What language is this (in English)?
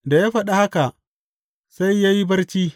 Hausa